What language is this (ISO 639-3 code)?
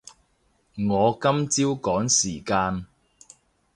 yue